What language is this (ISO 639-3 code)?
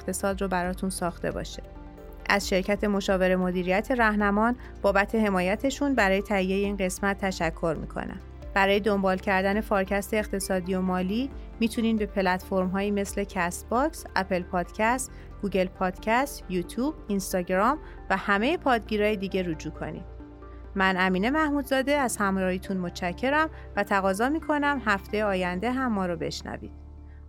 fas